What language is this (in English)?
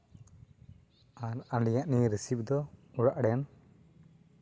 Santali